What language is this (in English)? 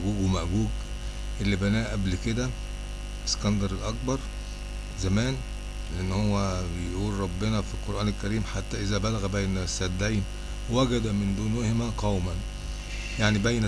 Arabic